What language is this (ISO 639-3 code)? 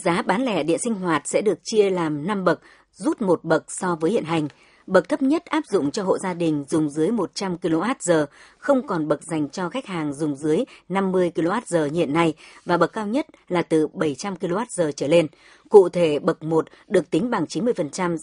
vie